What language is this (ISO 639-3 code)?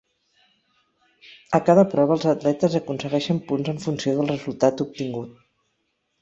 cat